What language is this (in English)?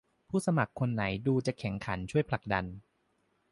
Thai